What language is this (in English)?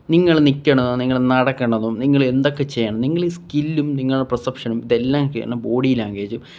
Malayalam